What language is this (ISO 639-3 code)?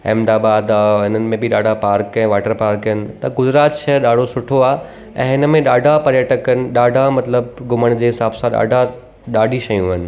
snd